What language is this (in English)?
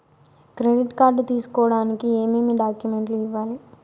Telugu